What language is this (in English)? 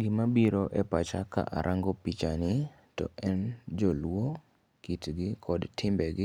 Luo (Kenya and Tanzania)